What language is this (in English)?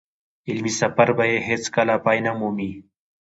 Pashto